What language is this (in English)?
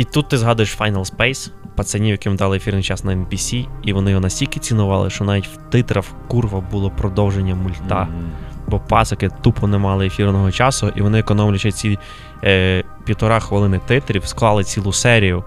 Ukrainian